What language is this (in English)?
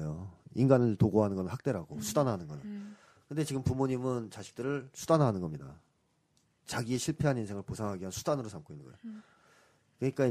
Korean